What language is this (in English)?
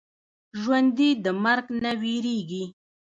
Pashto